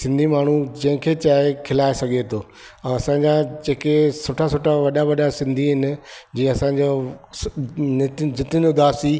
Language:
Sindhi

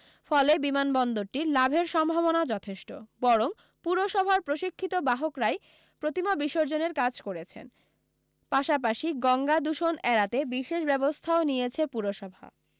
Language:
Bangla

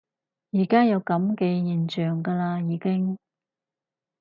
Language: Cantonese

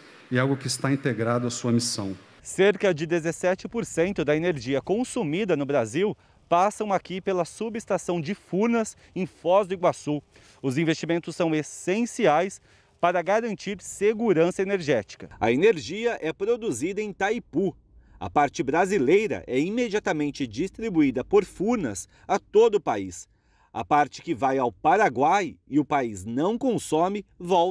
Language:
Portuguese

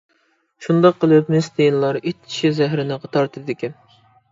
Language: Uyghur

